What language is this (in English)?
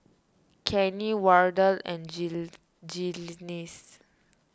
English